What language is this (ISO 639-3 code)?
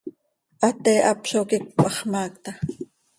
sei